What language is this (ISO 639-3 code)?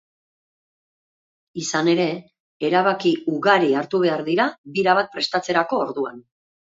eus